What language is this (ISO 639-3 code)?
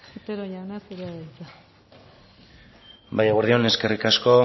eus